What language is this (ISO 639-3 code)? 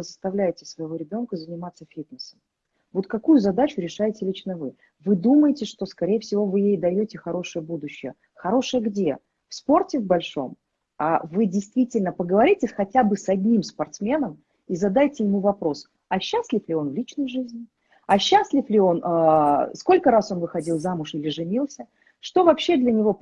rus